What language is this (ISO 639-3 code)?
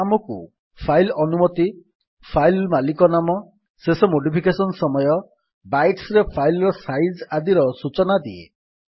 ori